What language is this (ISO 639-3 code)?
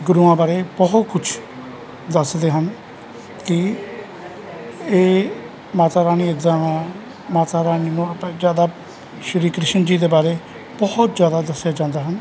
pan